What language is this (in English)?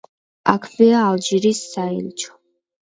Georgian